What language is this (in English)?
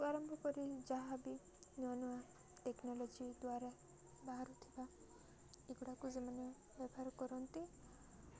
Odia